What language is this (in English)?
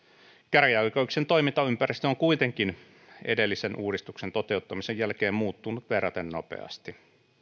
Finnish